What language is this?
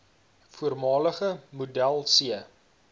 Afrikaans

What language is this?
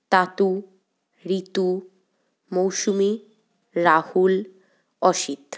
Bangla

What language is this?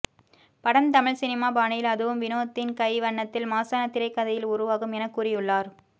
Tamil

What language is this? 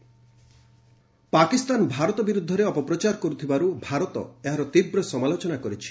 Odia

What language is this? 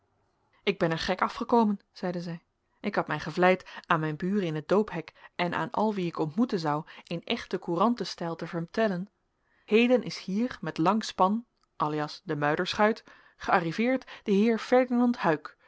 Dutch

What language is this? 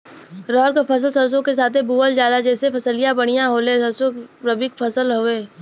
Bhojpuri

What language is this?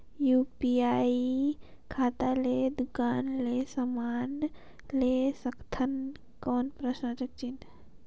Chhattisgarhi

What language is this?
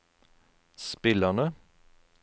Norwegian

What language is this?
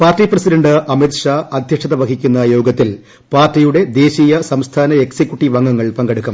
Malayalam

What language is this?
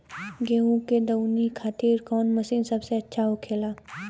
Bhojpuri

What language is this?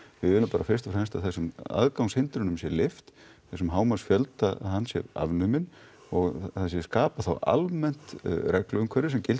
Icelandic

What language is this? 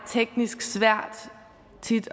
Danish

